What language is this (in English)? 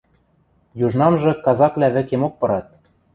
Western Mari